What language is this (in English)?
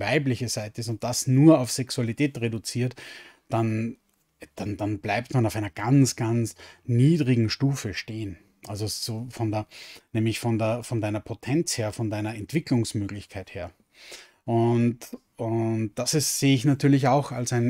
German